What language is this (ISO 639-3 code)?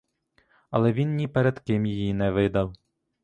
ukr